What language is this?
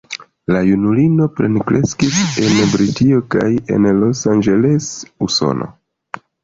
Esperanto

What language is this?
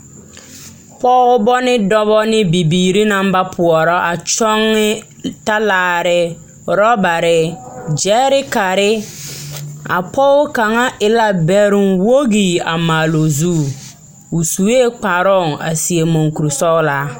Southern Dagaare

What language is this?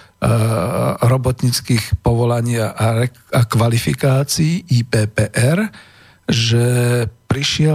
Slovak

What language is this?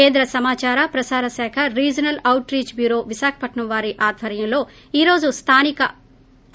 Telugu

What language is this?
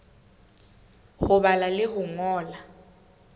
Southern Sotho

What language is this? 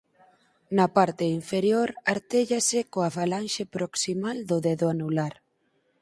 Galician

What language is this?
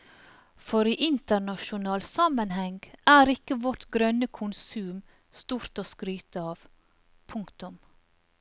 Norwegian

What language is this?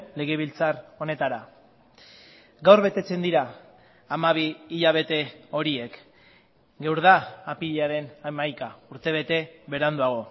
Basque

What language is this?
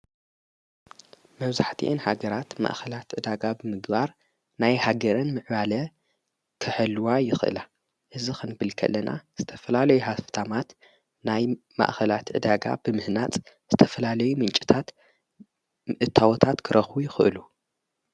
Tigrinya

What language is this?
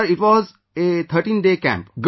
English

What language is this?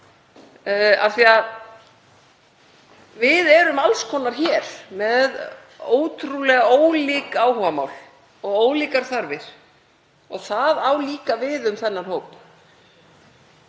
Icelandic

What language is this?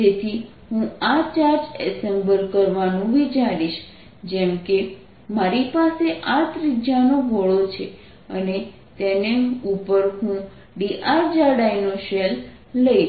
Gujarati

